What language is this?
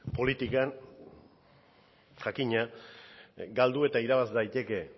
Basque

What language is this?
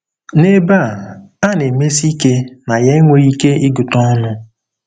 Igbo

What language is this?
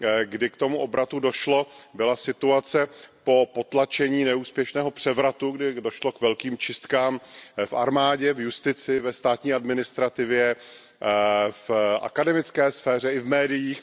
Czech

